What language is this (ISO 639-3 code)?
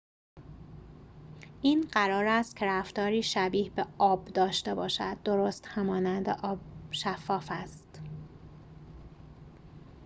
fas